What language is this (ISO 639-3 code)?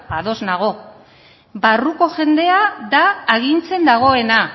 eus